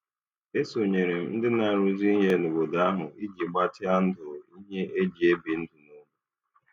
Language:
Igbo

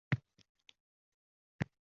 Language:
Uzbek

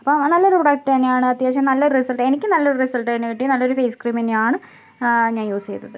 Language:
Malayalam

